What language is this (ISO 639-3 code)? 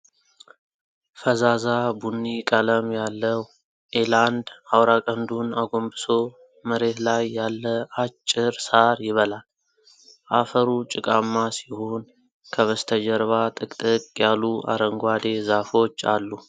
amh